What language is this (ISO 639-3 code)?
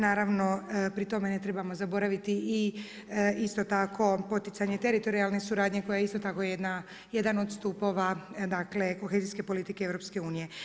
hrv